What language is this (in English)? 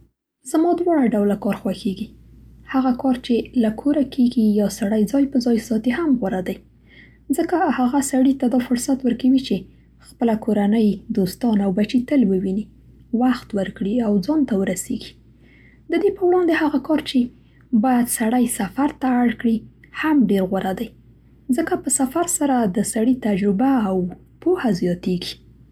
Central Pashto